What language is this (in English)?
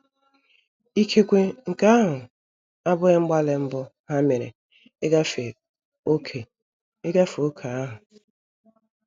Igbo